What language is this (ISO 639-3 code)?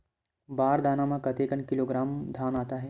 hne